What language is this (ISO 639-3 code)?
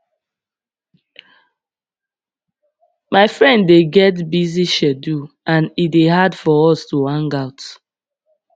pcm